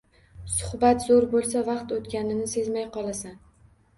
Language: Uzbek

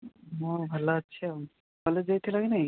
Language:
Odia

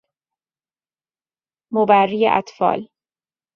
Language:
Persian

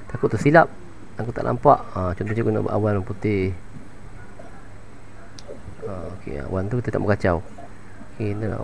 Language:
Malay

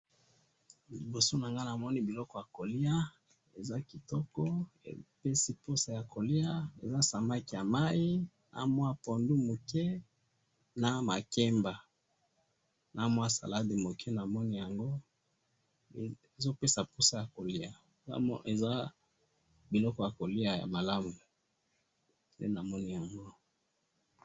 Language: Lingala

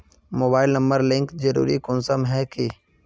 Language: Magahi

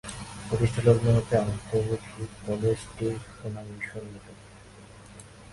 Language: Bangla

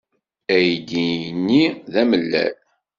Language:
Kabyle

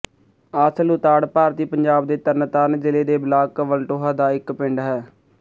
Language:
Punjabi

